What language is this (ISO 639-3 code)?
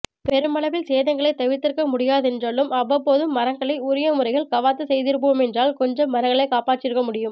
tam